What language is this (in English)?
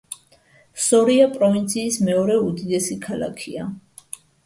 Georgian